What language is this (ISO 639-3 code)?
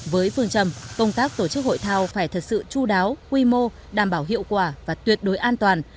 vie